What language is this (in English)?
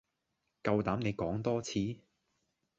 Cantonese